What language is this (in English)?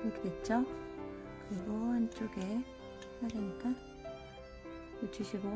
Korean